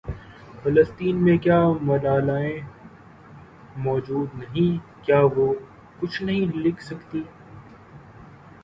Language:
Urdu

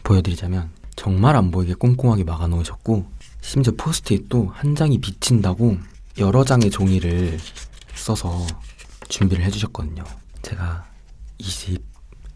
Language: Korean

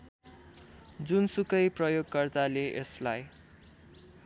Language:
Nepali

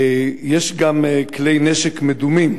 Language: Hebrew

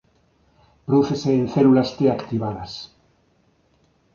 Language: Galician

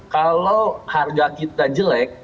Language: Indonesian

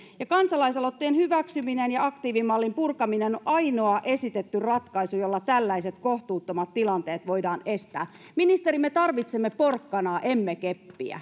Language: Finnish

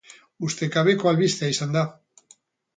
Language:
Basque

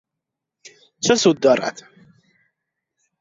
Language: Persian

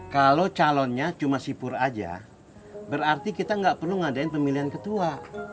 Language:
Indonesian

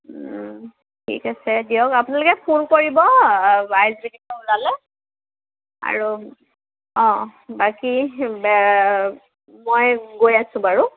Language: Assamese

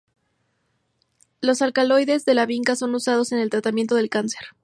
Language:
Spanish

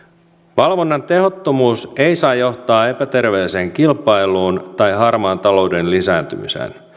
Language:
Finnish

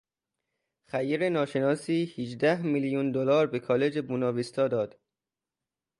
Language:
Persian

